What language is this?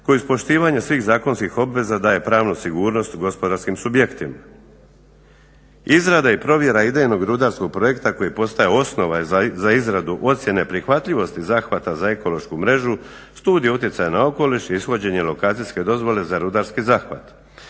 Croatian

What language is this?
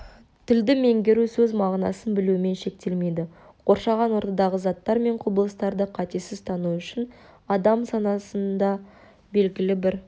Kazakh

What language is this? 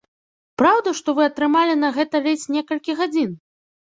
Belarusian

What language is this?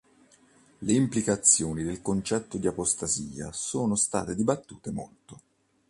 Italian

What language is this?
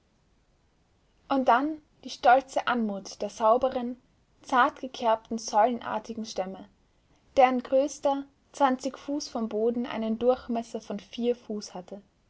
German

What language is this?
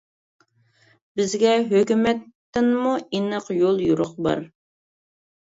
Uyghur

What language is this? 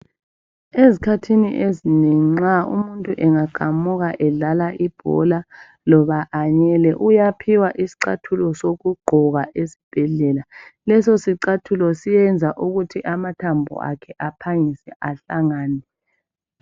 North Ndebele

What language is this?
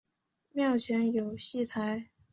Chinese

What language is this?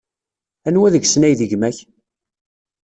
Kabyle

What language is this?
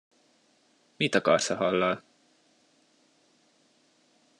Hungarian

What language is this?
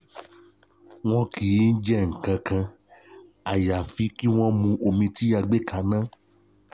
Yoruba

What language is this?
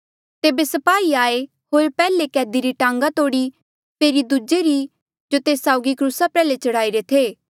Mandeali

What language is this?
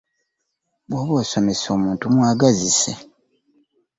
Ganda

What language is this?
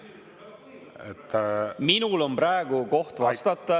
Estonian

